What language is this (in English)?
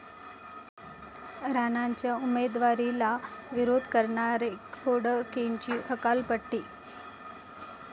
Marathi